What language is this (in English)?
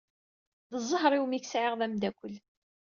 Kabyle